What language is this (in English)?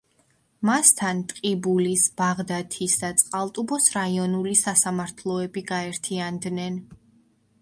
Georgian